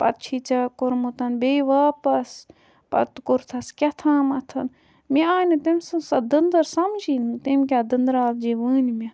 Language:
Kashmiri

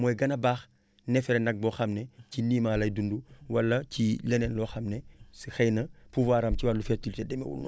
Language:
Wolof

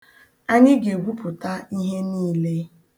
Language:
Igbo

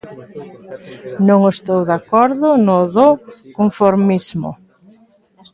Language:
Galician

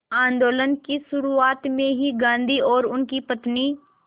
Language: Hindi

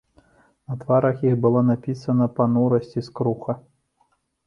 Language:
Belarusian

